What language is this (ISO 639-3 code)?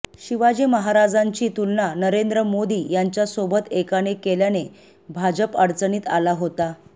mar